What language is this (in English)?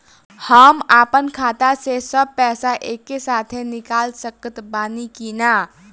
Bhojpuri